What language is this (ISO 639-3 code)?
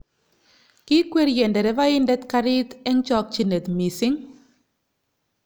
kln